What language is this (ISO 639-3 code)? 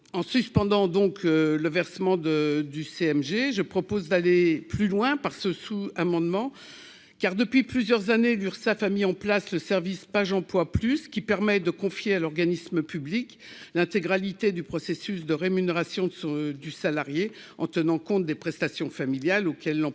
fra